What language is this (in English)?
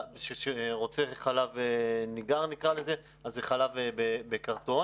Hebrew